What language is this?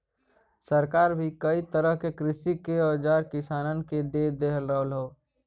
Bhojpuri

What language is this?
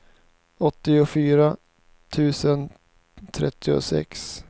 Swedish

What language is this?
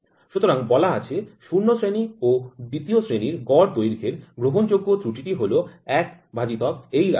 Bangla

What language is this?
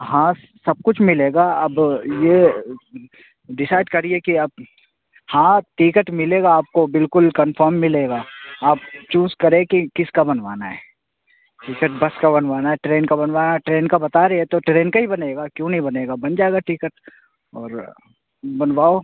Urdu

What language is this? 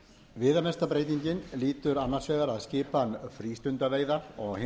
Icelandic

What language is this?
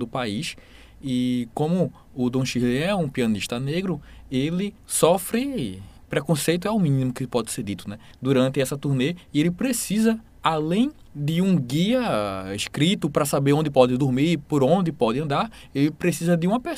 Portuguese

